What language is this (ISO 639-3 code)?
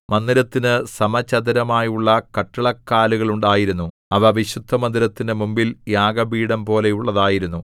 mal